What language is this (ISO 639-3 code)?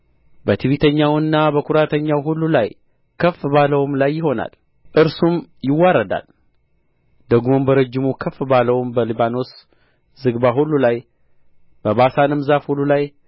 amh